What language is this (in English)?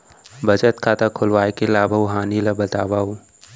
Chhattisgarhi